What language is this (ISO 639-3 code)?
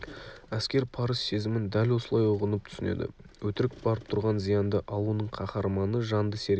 kaz